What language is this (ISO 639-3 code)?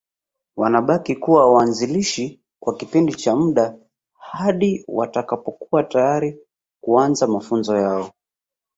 swa